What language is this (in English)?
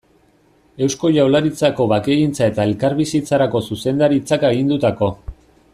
Basque